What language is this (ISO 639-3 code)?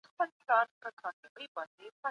pus